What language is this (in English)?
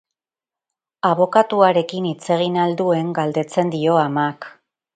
Basque